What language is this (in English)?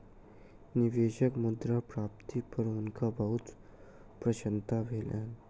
Maithili